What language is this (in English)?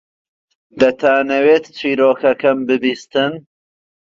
Central Kurdish